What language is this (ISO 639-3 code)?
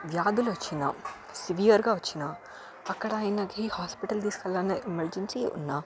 tel